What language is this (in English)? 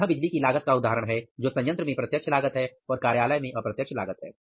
Hindi